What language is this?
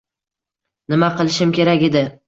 Uzbek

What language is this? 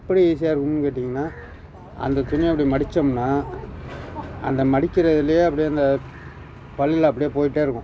Tamil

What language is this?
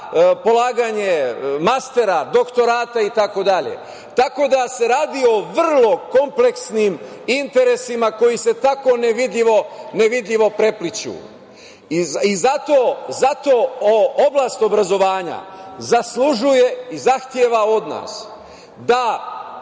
Serbian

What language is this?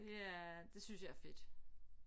Danish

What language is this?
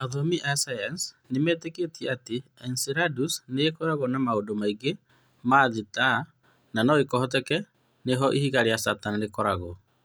Kikuyu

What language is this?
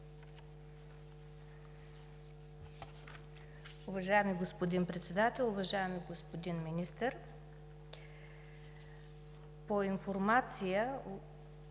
Bulgarian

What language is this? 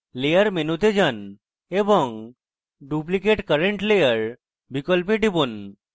Bangla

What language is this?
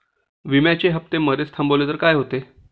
Marathi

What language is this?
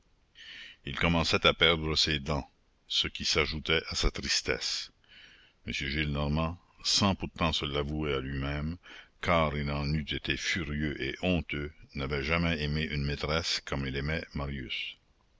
French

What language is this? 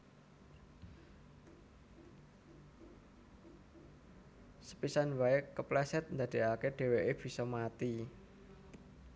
Javanese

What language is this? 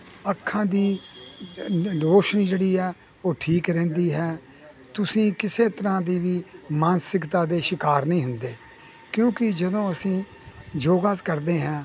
Punjabi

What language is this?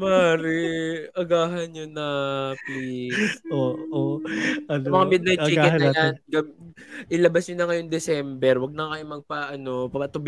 Filipino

